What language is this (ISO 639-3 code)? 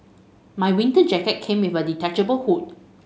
eng